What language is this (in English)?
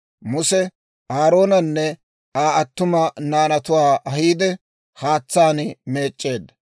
Dawro